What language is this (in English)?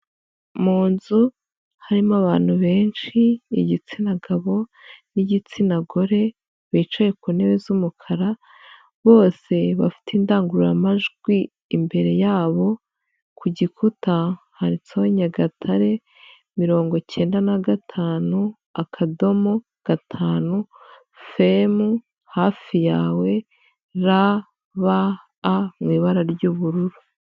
Kinyarwanda